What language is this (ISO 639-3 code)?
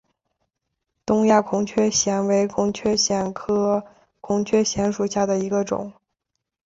zho